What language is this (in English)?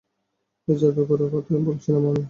Bangla